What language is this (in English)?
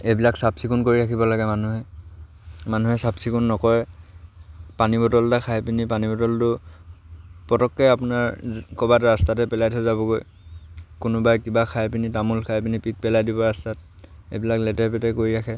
Assamese